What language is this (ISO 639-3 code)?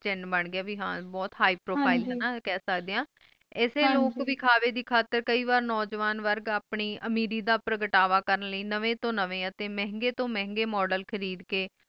pan